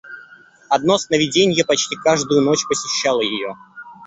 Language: Russian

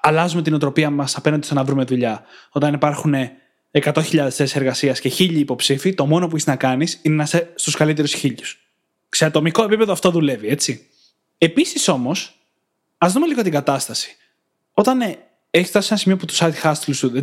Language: Greek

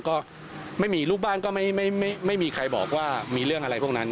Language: Thai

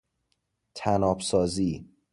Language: Persian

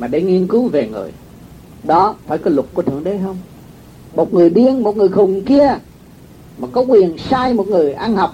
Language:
Vietnamese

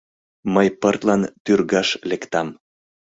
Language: Mari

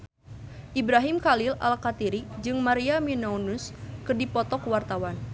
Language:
Sundanese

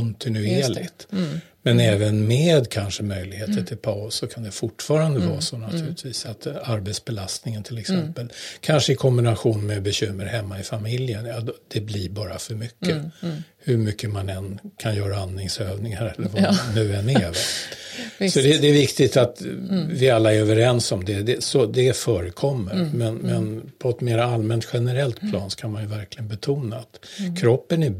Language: Swedish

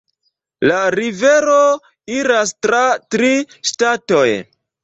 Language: Esperanto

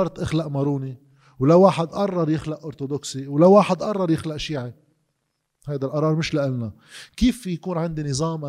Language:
Arabic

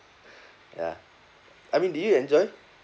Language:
English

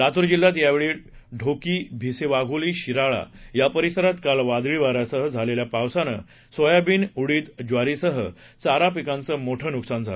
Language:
Marathi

